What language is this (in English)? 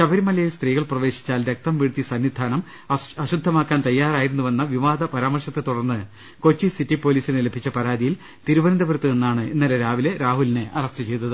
Malayalam